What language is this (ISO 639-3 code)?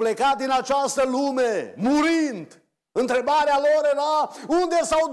ron